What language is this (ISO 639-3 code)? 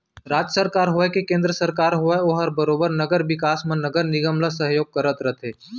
hne